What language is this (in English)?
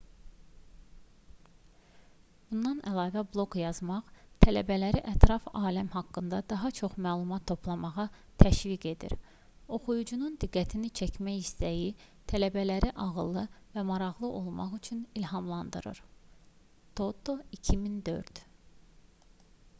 Azerbaijani